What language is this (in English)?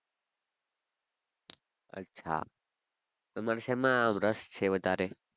Gujarati